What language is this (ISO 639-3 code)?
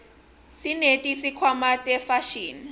ssw